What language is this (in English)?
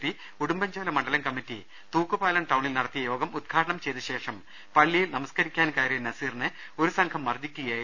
Malayalam